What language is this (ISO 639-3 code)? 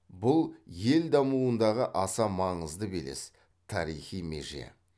kaz